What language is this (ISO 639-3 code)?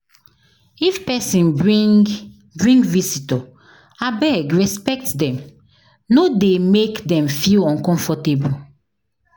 pcm